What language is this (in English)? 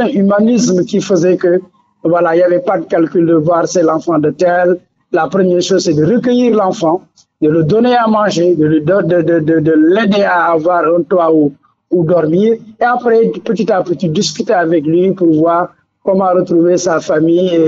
French